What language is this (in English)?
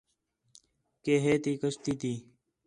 Khetrani